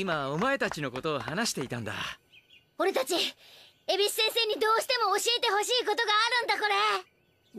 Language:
Japanese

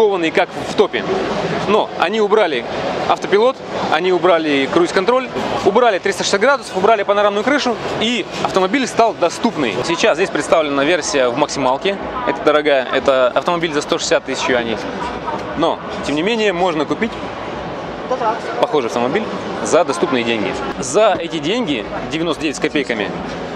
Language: Russian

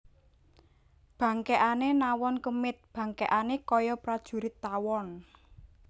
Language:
Javanese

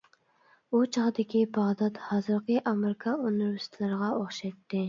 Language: Uyghur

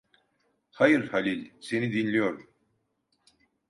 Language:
Turkish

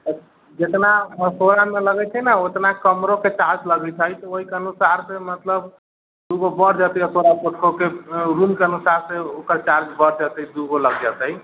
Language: Maithili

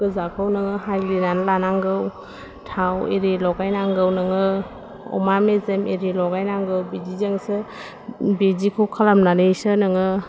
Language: Bodo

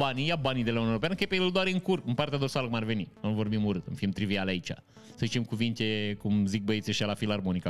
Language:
Romanian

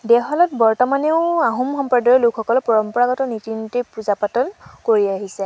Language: Assamese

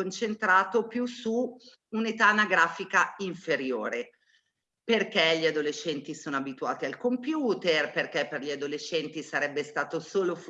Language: Italian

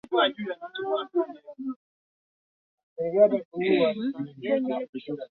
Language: Swahili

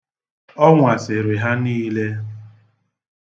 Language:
Igbo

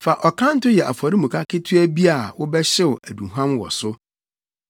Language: Akan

